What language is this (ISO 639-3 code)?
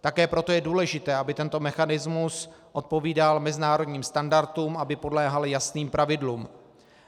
ces